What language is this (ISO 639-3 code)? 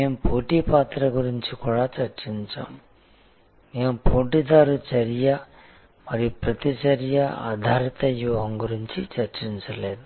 tel